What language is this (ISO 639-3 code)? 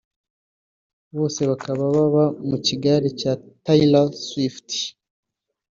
kin